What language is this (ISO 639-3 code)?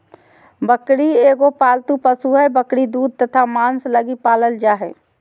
mag